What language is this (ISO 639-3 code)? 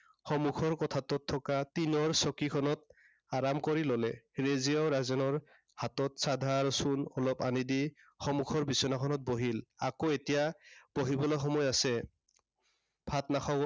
asm